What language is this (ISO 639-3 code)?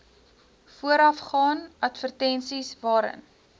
afr